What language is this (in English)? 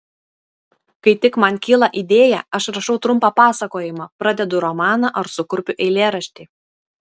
Lithuanian